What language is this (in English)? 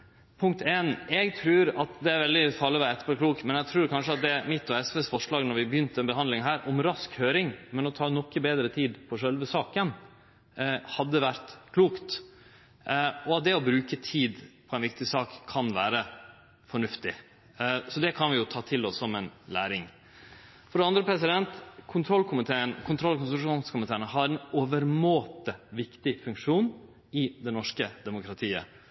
Norwegian Nynorsk